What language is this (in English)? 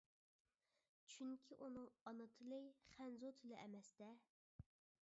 Uyghur